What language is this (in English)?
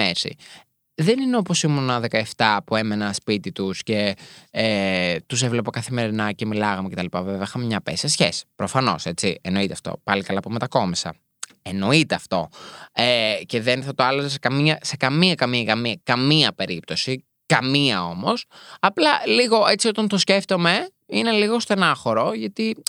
Greek